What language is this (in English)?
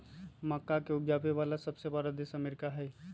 Magahi